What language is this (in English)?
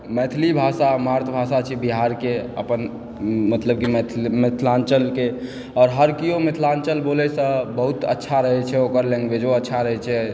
Maithili